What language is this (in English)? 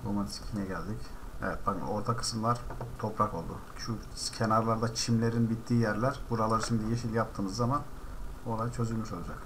Turkish